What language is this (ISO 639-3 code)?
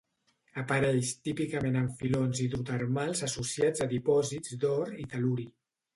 cat